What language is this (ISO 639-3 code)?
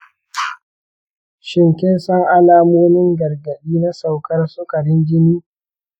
hau